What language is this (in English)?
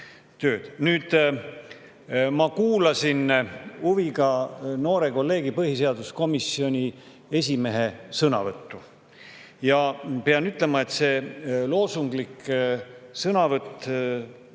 Estonian